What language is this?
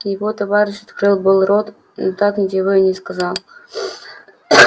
Russian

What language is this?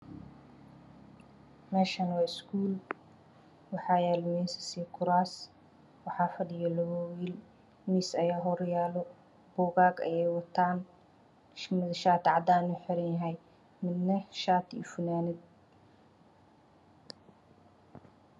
Somali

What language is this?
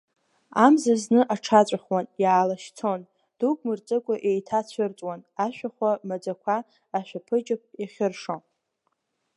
Abkhazian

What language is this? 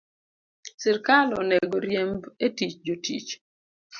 Luo (Kenya and Tanzania)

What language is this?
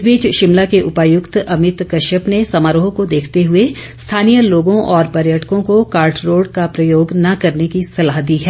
Hindi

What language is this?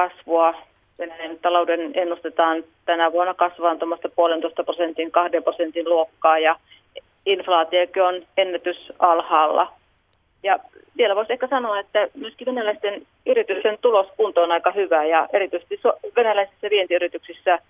Finnish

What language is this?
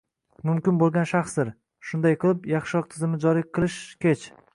Uzbek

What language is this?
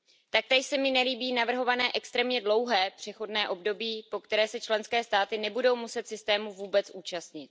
Czech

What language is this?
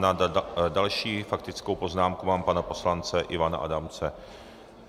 Czech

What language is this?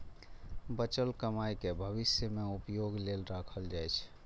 Maithili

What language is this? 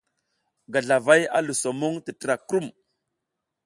South Giziga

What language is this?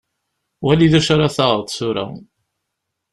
Kabyle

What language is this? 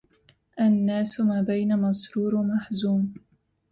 Arabic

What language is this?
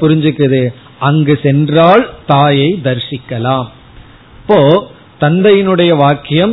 Tamil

